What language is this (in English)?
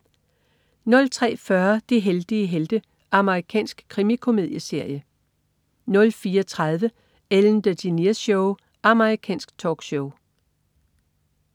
Danish